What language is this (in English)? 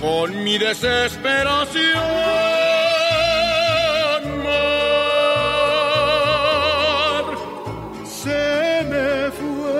Spanish